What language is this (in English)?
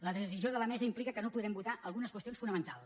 Catalan